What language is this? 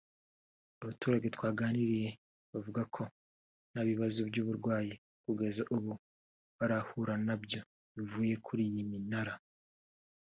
Kinyarwanda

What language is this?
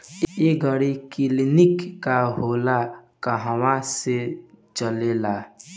Bhojpuri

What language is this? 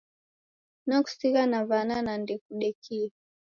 Taita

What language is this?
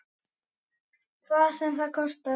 Icelandic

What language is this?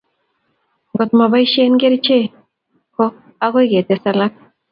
Kalenjin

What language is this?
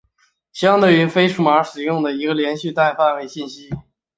Chinese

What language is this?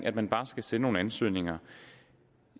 Danish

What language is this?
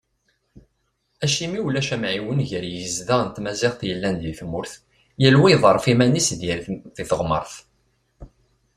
Kabyle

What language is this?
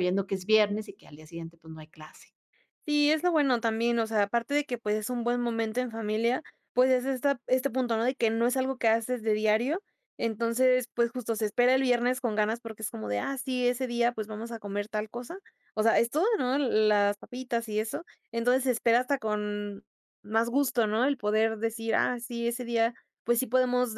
Spanish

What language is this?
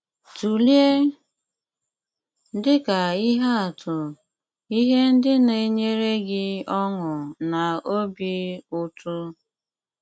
Igbo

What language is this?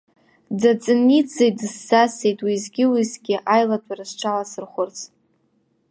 Abkhazian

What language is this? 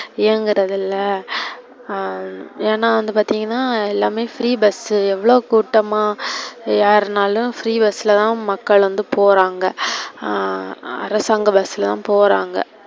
Tamil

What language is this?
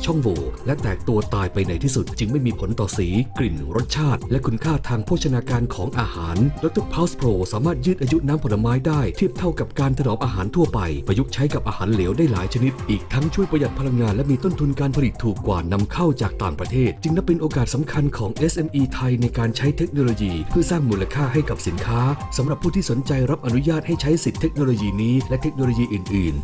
Thai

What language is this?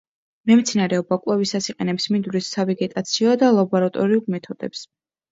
Georgian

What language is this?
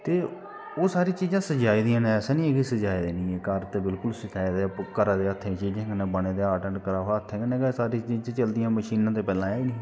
Dogri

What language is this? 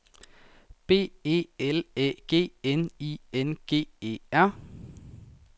Danish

